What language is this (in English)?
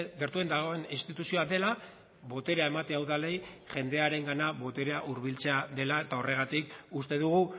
Basque